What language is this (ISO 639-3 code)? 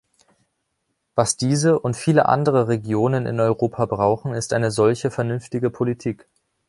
deu